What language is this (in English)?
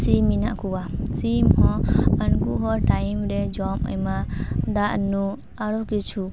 Santali